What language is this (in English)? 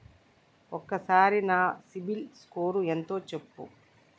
Telugu